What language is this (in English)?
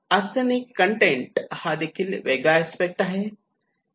Marathi